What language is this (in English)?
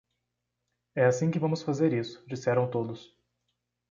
Portuguese